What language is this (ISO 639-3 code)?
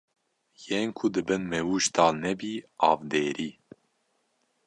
kur